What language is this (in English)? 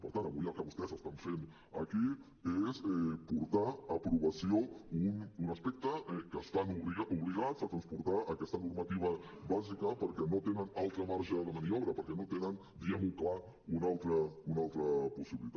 Catalan